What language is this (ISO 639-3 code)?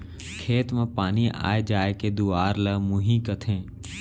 hne